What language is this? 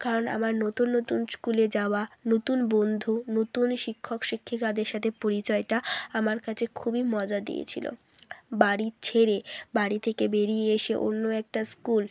Bangla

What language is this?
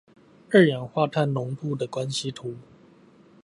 Chinese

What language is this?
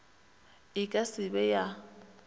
Northern Sotho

